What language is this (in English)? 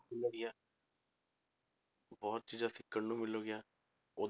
Punjabi